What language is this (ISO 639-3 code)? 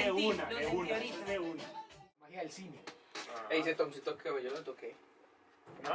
spa